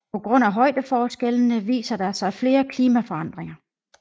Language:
Danish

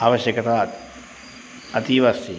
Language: Sanskrit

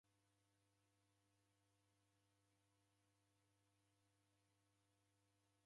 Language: Taita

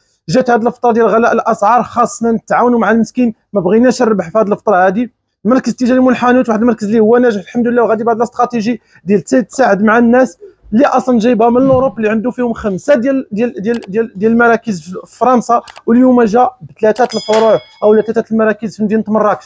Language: Arabic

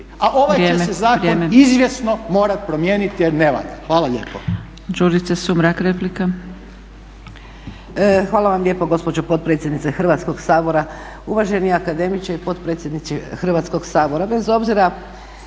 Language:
Croatian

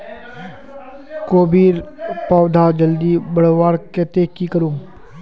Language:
Magahi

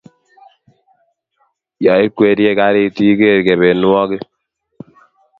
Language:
Kalenjin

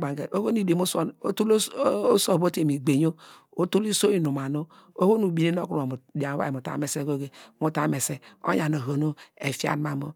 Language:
Degema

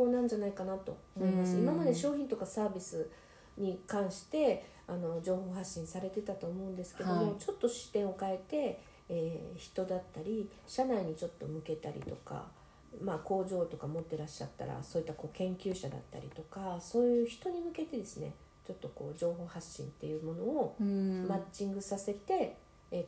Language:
Japanese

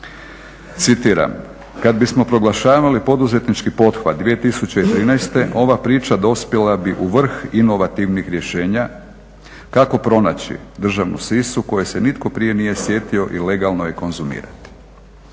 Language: Croatian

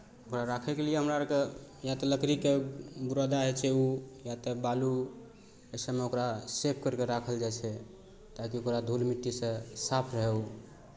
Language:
Maithili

